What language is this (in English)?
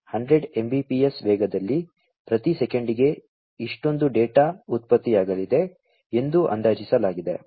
Kannada